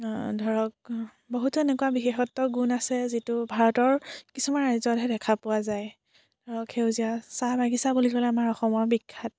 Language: Assamese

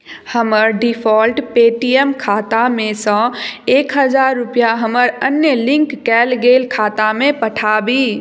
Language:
Maithili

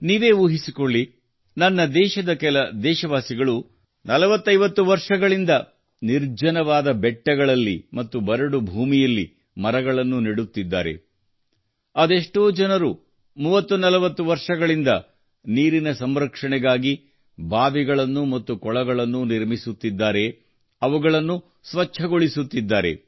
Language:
Kannada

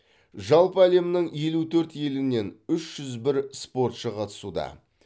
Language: Kazakh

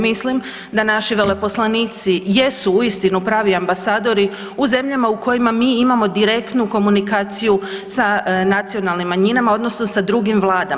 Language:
Croatian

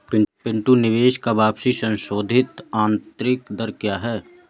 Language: Hindi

